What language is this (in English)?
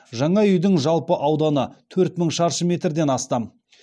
Kazakh